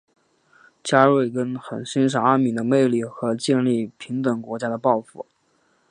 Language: Chinese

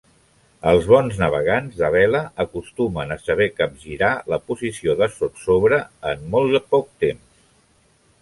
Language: Catalan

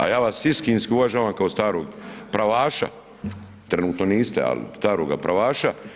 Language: Croatian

